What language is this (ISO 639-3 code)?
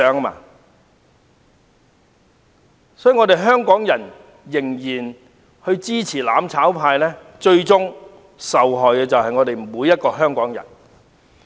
yue